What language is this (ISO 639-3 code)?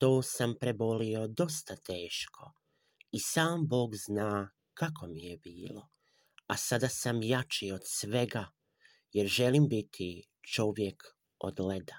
hrv